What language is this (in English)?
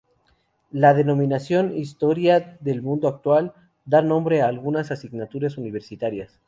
Spanish